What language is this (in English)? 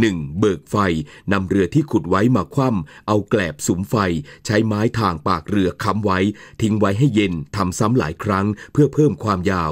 Thai